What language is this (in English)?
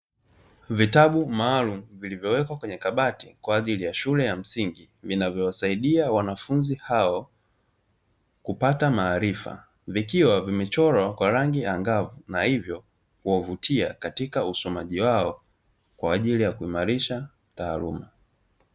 Swahili